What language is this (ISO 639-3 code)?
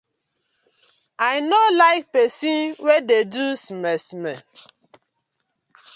pcm